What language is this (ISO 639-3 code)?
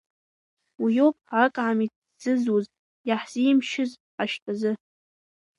abk